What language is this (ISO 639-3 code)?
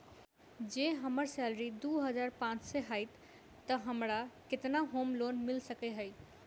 mai